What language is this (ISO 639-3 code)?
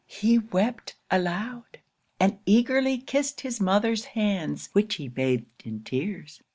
eng